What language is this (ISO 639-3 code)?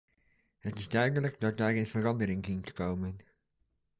nld